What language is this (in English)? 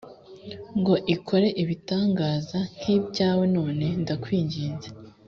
Kinyarwanda